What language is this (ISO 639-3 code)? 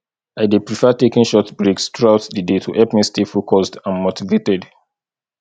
pcm